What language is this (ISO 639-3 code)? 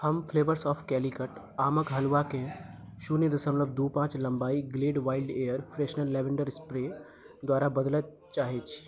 mai